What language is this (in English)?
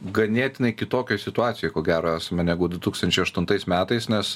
Lithuanian